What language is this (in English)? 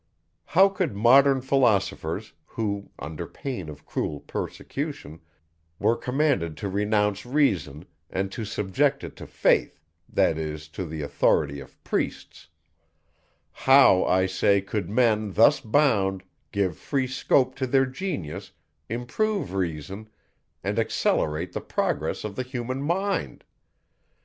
English